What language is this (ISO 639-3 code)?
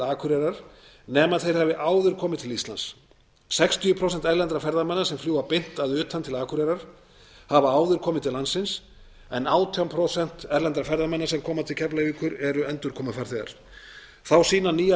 isl